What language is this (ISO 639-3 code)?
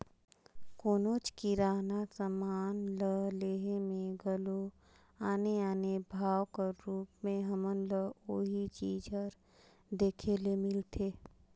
hne